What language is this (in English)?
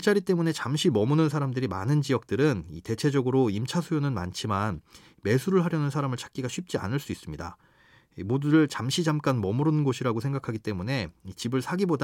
Korean